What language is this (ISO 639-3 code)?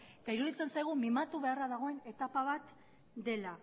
eus